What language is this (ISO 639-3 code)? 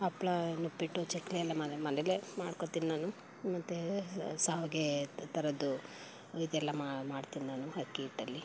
kan